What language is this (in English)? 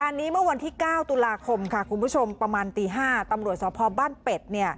Thai